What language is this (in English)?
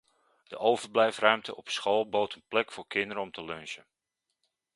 Dutch